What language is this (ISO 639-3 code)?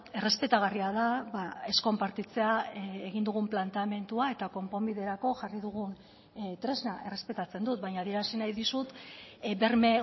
eus